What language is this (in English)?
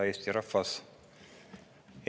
Estonian